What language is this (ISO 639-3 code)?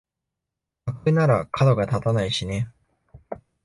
jpn